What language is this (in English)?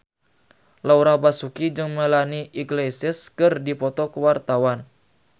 Sundanese